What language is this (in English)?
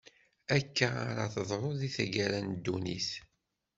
Kabyle